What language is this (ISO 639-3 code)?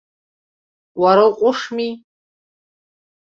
abk